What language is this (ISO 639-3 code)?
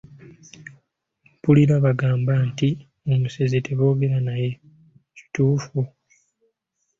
lug